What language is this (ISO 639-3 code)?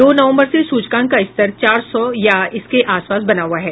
hin